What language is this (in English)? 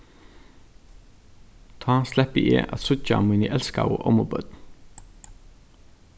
Faroese